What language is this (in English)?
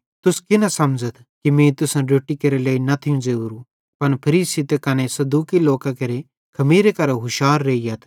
Bhadrawahi